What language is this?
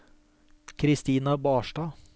Norwegian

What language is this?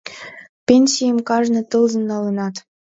Mari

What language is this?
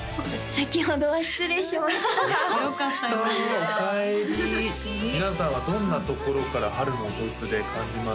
Japanese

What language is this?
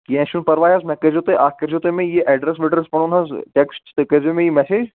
Kashmiri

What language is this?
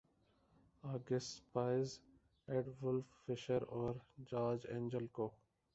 Urdu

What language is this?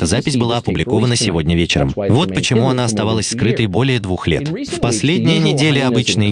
Russian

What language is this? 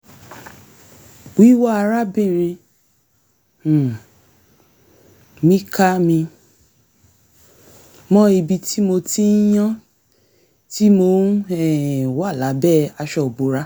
Yoruba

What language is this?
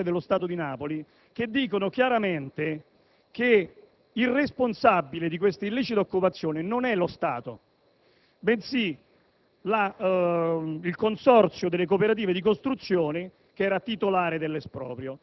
Italian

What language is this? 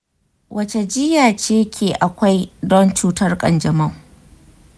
Hausa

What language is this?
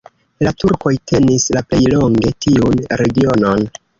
Esperanto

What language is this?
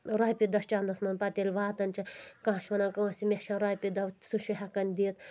Kashmiri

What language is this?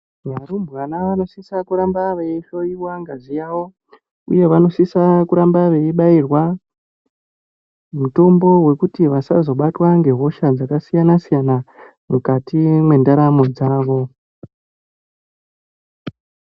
Ndau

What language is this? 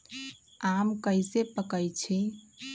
Magahi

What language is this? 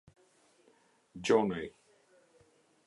Albanian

